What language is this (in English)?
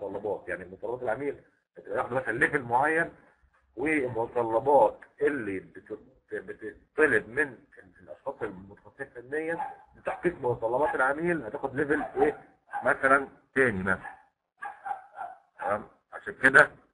Arabic